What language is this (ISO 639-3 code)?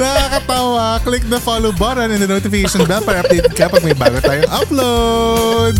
fil